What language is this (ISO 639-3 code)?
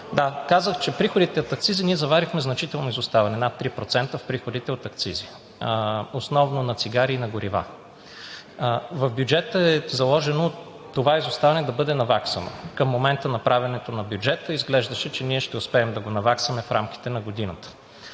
bul